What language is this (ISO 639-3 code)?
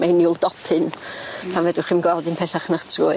cym